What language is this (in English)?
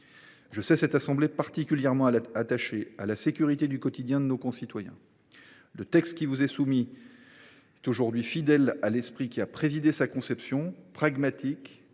French